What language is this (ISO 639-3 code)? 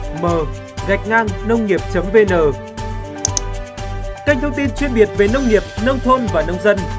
vie